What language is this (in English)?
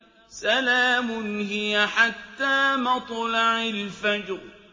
Arabic